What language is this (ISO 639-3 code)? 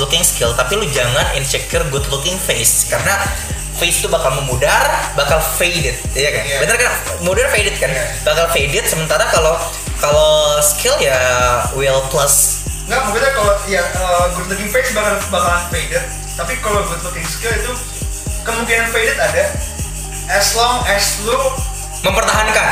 ind